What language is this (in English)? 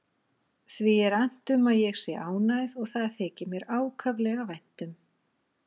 Icelandic